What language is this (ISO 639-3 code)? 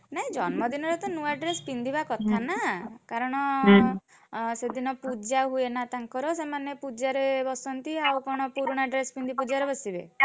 ori